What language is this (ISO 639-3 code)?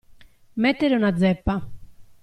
ita